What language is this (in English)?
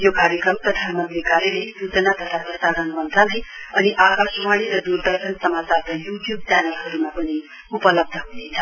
Nepali